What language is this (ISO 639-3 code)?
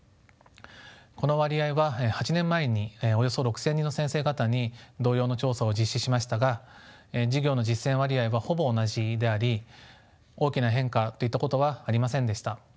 jpn